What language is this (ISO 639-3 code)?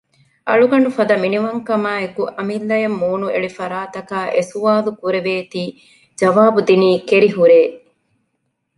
div